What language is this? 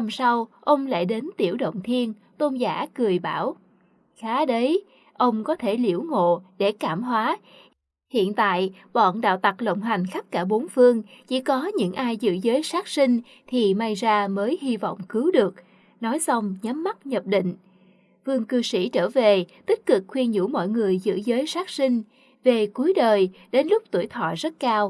Vietnamese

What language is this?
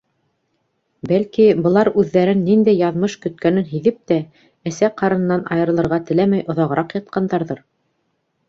Bashkir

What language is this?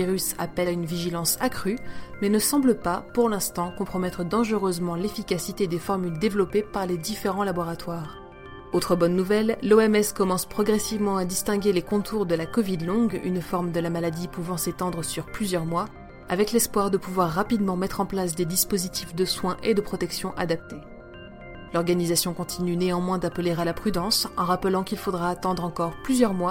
French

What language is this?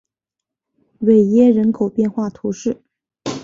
Chinese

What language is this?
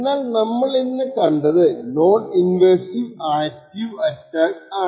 Malayalam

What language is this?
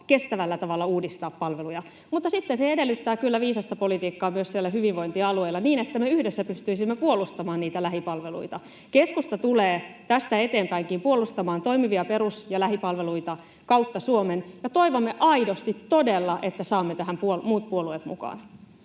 Finnish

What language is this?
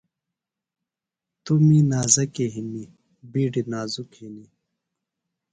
Phalura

